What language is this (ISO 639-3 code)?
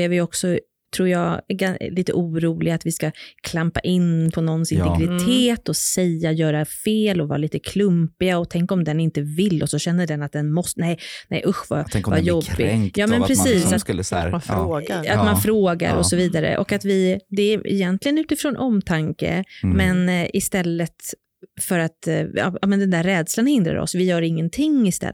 swe